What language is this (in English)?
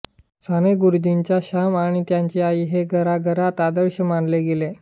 Marathi